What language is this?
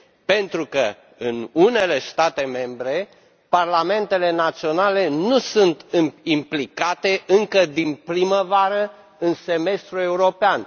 Romanian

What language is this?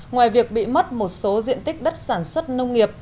Vietnamese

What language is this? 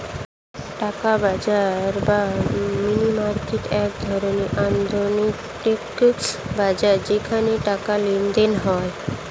Bangla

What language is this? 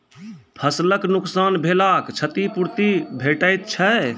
Maithili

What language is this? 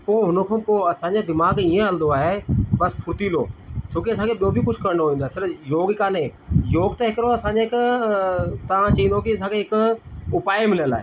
Sindhi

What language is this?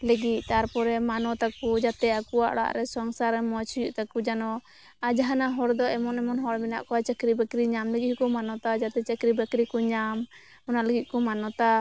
Santali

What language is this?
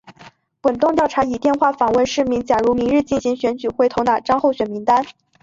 Chinese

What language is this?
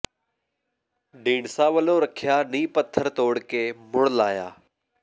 Punjabi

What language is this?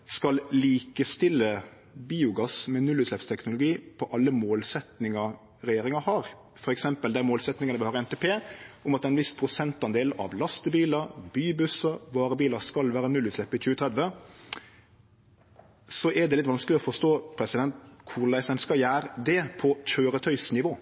Norwegian Nynorsk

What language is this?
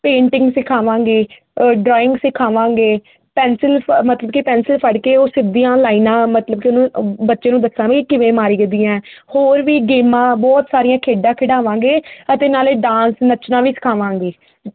Punjabi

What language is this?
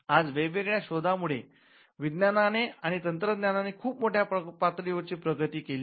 Marathi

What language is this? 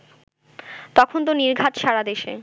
Bangla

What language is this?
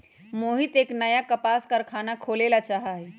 Magahi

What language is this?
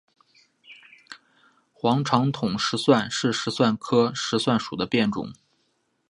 Chinese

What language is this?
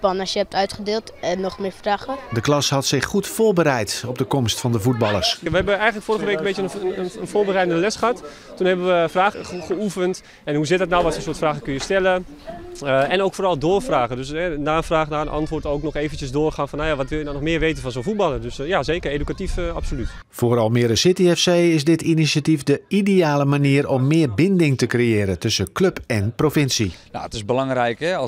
Dutch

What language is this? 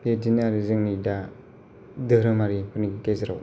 Bodo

